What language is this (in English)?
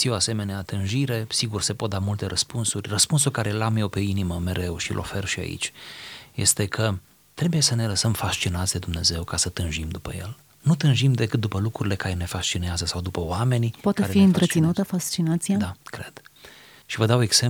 Romanian